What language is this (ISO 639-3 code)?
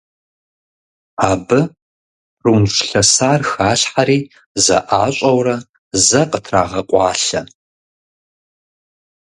kbd